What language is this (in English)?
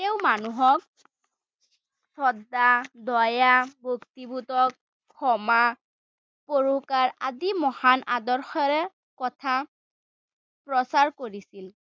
Assamese